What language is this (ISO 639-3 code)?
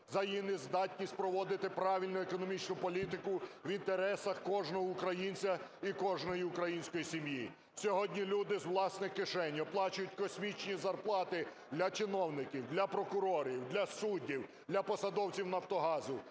ukr